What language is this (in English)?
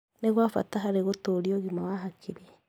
Kikuyu